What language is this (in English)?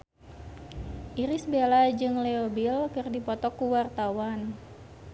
Sundanese